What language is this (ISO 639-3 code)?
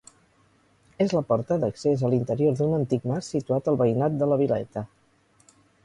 cat